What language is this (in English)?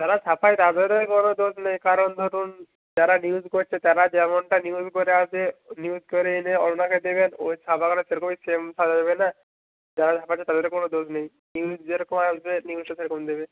Bangla